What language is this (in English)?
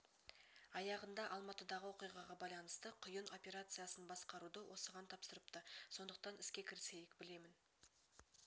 Kazakh